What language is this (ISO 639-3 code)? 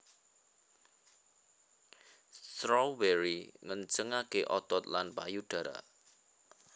jav